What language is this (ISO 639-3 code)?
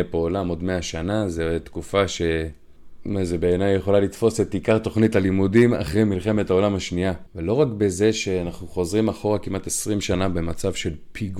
heb